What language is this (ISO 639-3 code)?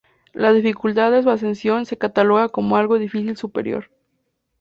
spa